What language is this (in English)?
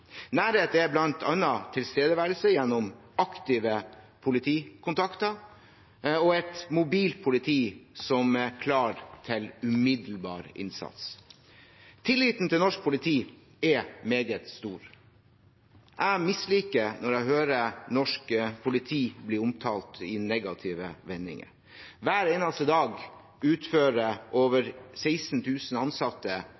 Norwegian Bokmål